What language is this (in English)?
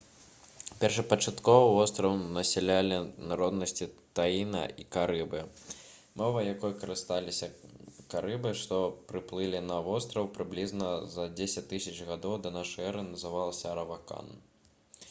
Belarusian